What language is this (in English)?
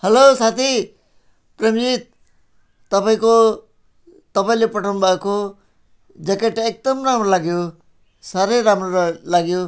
Nepali